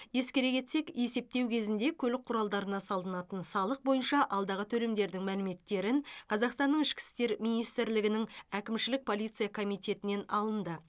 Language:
Kazakh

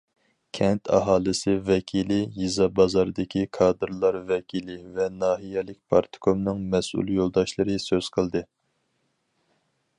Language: Uyghur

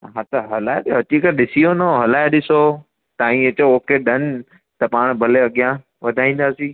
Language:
Sindhi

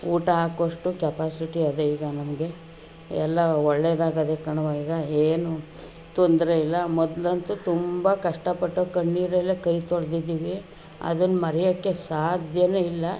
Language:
Kannada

